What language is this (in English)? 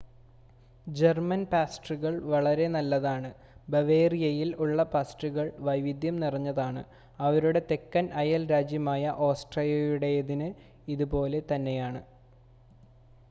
Malayalam